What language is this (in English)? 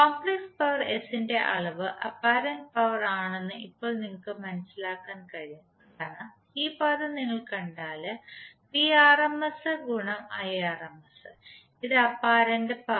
Malayalam